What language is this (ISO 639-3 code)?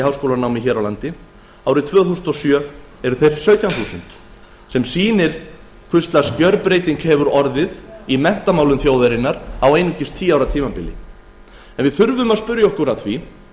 isl